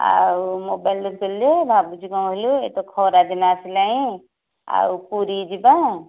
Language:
Odia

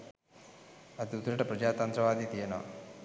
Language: Sinhala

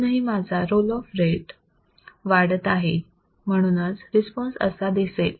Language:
Marathi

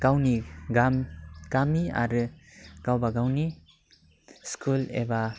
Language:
Bodo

